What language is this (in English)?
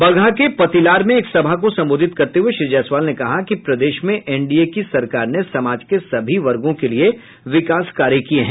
Hindi